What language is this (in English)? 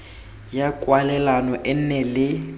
Tswana